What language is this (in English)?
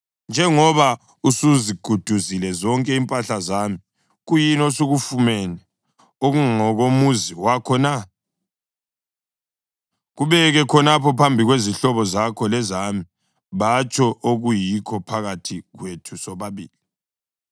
North Ndebele